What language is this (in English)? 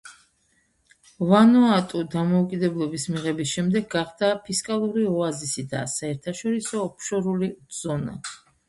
Georgian